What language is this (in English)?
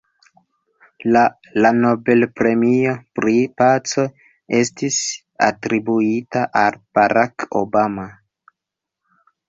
Esperanto